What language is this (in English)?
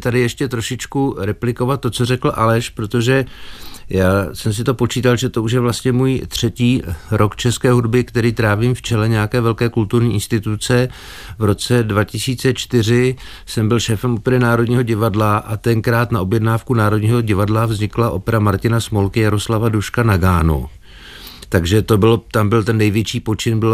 Czech